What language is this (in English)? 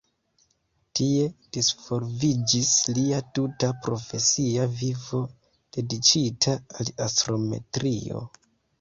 Esperanto